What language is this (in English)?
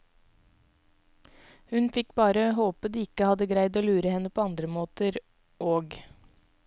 Norwegian